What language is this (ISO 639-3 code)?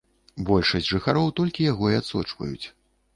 bel